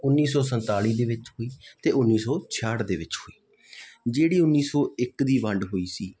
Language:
Punjabi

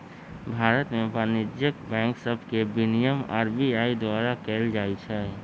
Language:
Magahi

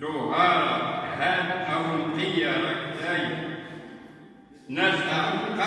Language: Arabic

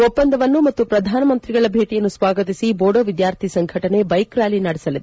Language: Kannada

